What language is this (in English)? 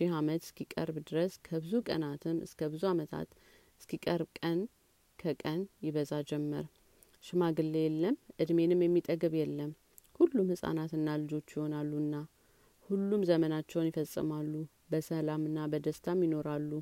Amharic